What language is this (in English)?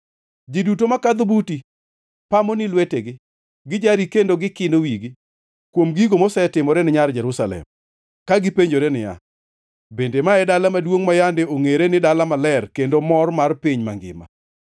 Luo (Kenya and Tanzania)